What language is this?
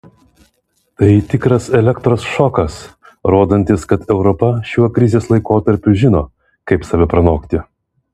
Lithuanian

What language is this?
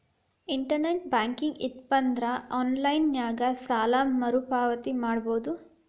Kannada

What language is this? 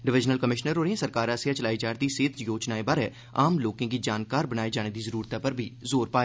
Dogri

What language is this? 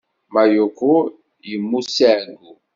Kabyle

